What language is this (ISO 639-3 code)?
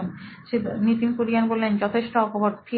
ben